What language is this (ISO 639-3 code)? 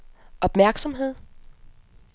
dan